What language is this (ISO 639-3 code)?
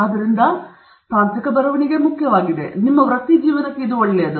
kan